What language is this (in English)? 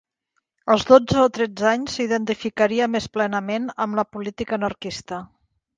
Catalan